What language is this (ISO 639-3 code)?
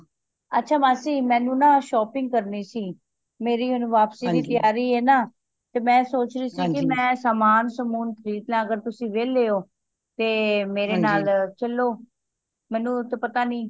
pan